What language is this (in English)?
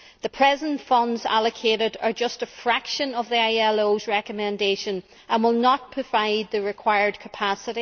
English